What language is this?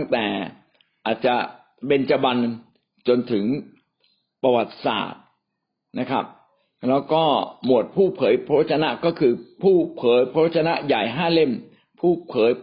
Thai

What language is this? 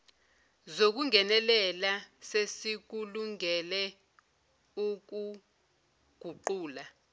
Zulu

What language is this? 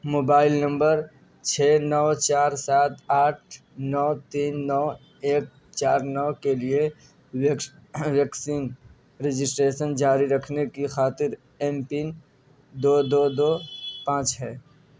Urdu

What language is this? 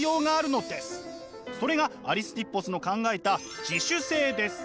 Japanese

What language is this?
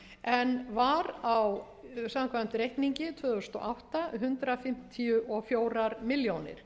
Icelandic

